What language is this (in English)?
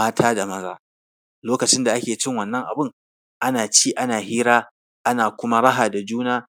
Hausa